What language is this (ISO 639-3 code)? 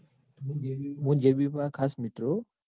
guj